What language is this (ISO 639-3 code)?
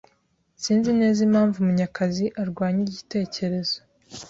kin